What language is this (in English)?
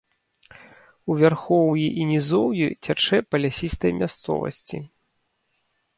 Belarusian